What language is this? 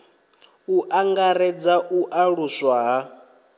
Venda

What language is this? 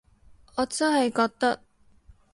Cantonese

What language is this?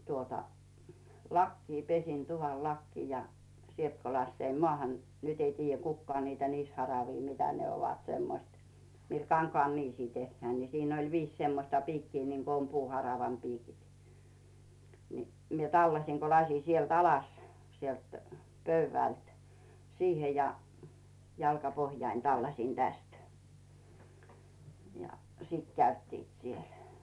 Finnish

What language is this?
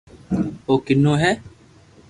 Loarki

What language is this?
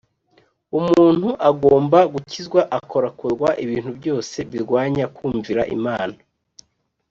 Kinyarwanda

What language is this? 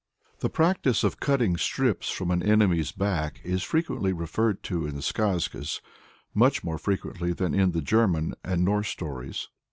English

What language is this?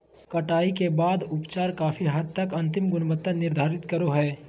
Magahi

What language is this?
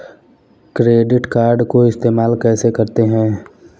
Hindi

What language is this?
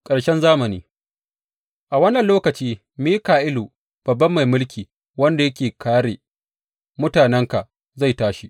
Hausa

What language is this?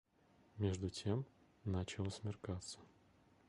Russian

